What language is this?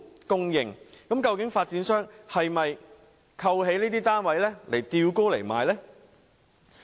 Cantonese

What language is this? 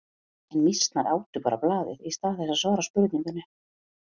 Icelandic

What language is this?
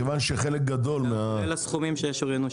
Hebrew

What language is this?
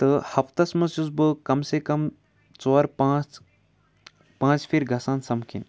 Kashmiri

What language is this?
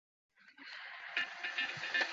Chinese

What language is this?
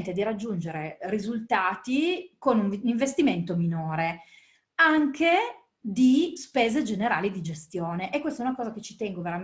Italian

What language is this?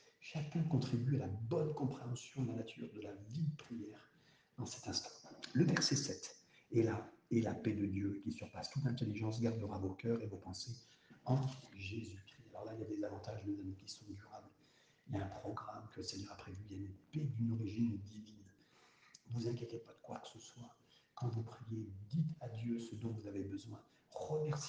French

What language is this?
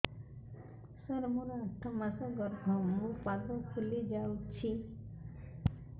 Odia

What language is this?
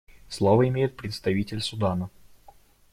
Russian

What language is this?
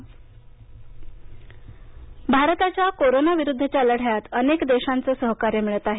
Marathi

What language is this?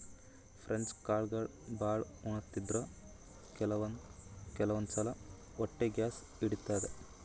Kannada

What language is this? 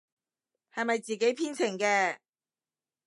Cantonese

